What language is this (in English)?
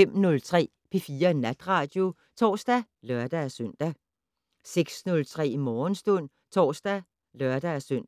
Danish